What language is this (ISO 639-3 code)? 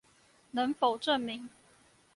zho